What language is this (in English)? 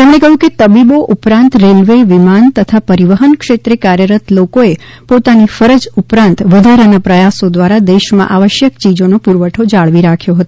Gujarati